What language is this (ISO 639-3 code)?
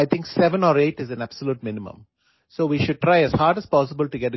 asm